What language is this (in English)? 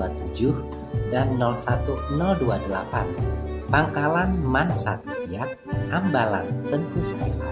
Indonesian